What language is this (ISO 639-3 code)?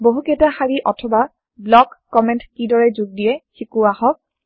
asm